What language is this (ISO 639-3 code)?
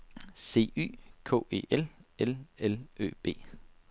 dan